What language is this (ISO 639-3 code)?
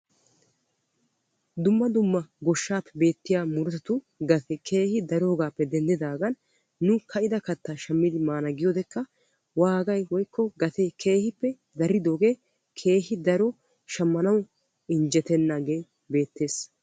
wal